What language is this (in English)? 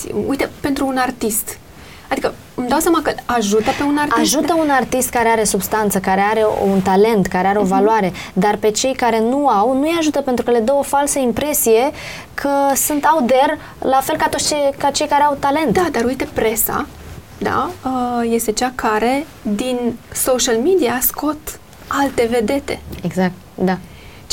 Romanian